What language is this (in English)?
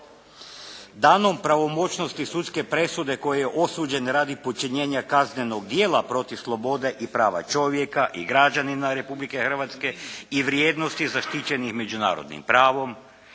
Croatian